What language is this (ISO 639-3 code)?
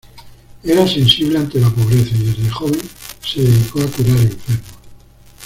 spa